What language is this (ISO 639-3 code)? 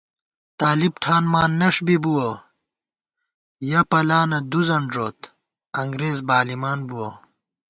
gwt